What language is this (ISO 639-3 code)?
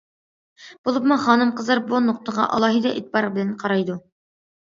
uig